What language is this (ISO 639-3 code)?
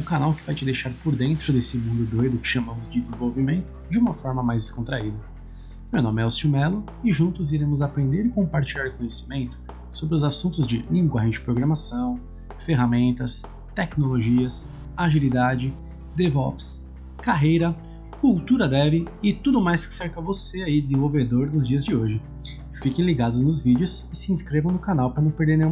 por